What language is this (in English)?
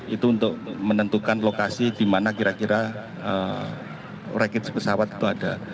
Indonesian